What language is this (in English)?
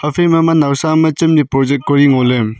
Wancho Naga